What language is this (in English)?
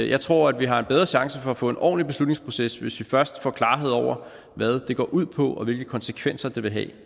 Danish